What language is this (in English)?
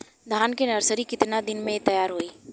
Bhojpuri